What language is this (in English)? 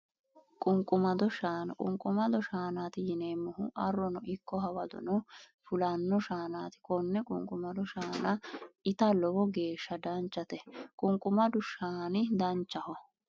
Sidamo